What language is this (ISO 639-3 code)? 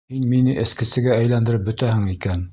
bak